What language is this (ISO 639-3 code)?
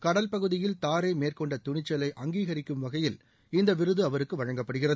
tam